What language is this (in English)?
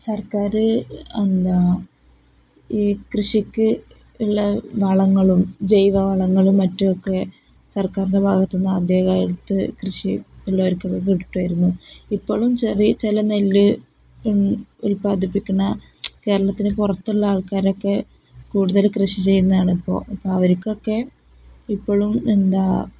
Malayalam